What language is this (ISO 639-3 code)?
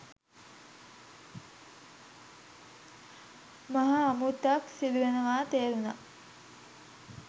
sin